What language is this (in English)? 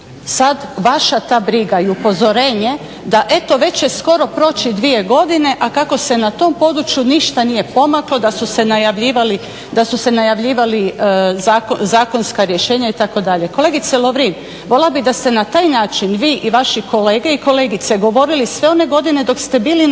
Croatian